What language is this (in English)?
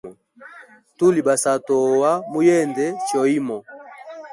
Hemba